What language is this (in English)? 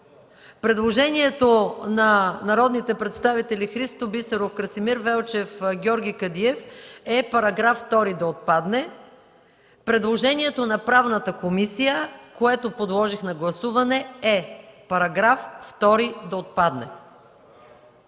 Bulgarian